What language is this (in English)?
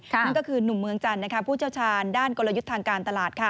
Thai